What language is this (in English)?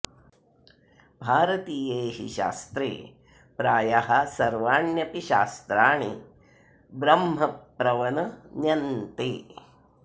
Sanskrit